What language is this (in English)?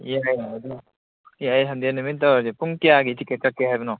Manipuri